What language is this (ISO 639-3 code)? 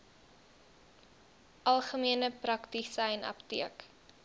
afr